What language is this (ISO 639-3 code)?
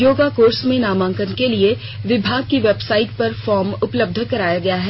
hin